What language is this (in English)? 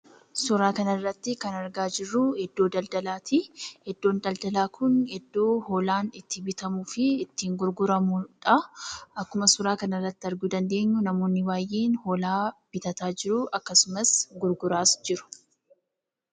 Oromo